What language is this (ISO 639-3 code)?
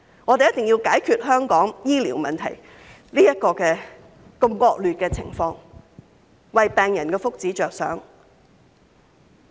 yue